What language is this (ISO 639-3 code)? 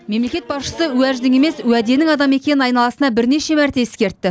kaz